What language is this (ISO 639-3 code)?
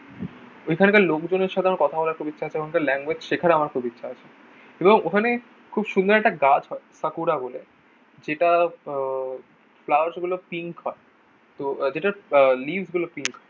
ben